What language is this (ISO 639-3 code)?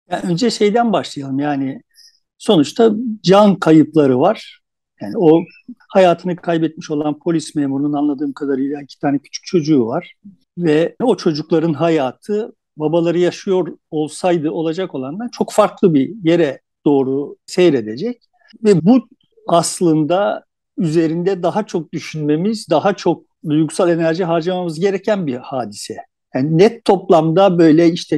tur